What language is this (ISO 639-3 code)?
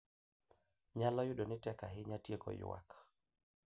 luo